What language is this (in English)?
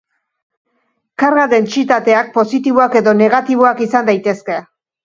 Basque